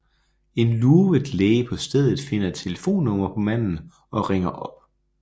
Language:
Danish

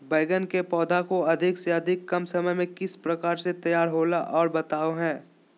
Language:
Magahi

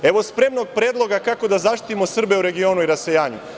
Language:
Serbian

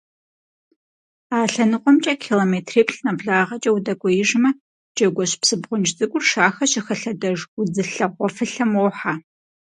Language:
Kabardian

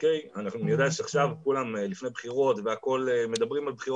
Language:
Hebrew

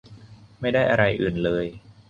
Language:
Thai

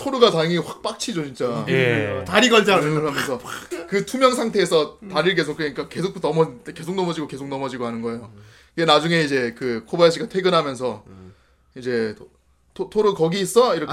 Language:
Korean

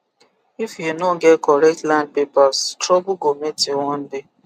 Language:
Nigerian Pidgin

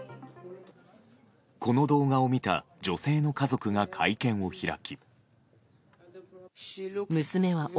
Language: Japanese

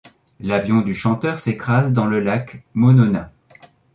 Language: French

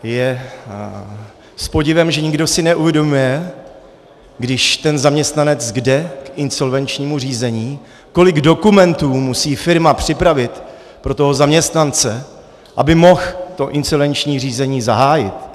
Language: Czech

